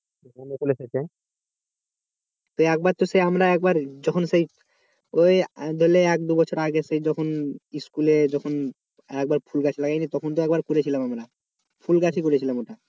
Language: Bangla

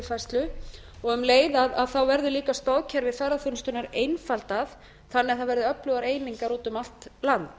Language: Icelandic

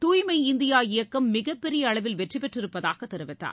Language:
Tamil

